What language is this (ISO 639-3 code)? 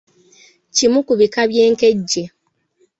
lug